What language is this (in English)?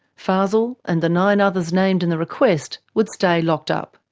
English